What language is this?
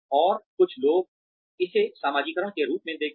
Hindi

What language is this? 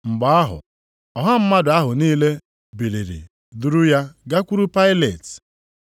Igbo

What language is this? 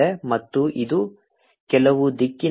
Kannada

